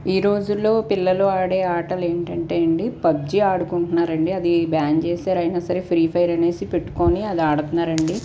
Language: Telugu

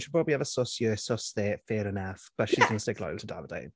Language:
Welsh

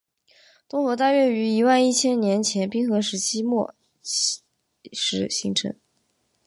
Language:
Chinese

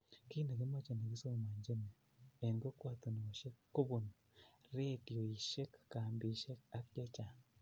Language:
Kalenjin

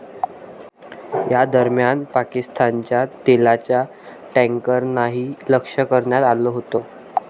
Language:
Marathi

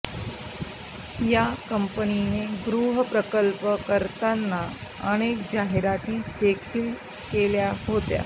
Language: Marathi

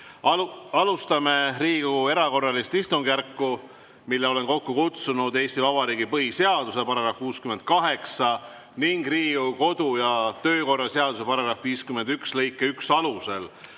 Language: Estonian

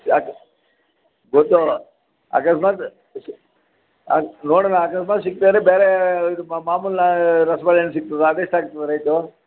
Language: Kannada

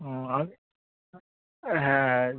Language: Bangla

